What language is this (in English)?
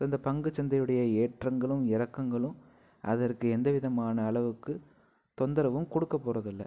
Tamil